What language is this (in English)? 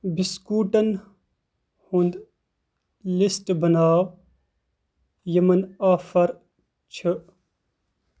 Kashmiri